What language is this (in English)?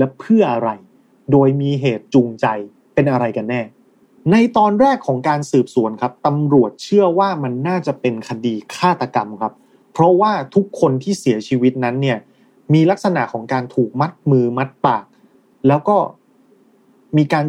Thai